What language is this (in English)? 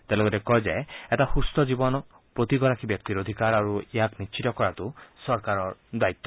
Assamese